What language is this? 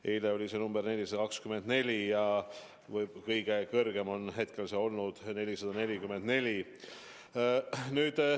Estonian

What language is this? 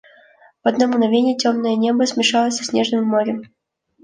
Russian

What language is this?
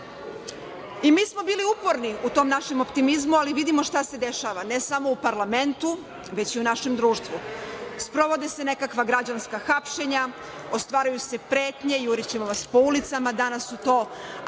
Serbian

